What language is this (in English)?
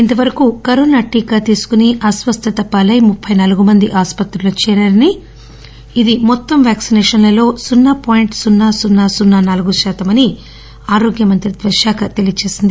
Telugu